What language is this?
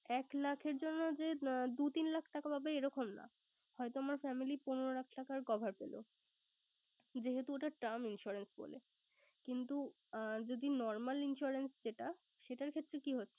Bangla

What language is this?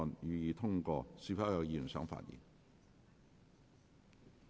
Cantonese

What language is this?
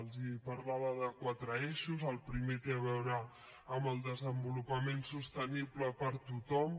Catalan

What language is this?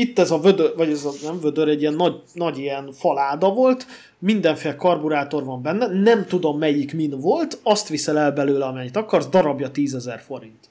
Hungarian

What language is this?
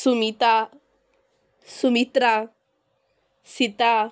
Konkani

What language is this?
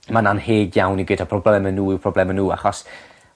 Welsh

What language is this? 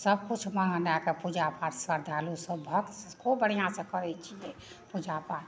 Maithili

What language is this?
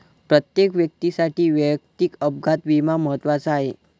Marathi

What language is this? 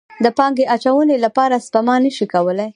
Pashto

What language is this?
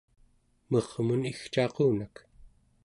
Central Yupik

